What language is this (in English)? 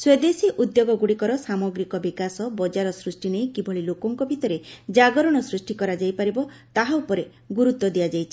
Odia